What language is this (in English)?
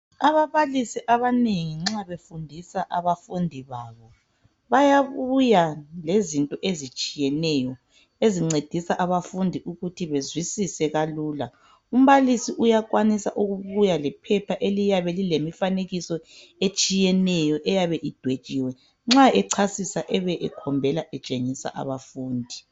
North Ndebele